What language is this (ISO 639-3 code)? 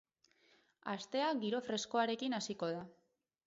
eus